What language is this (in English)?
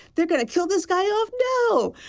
English